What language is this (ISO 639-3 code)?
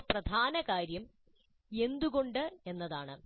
mal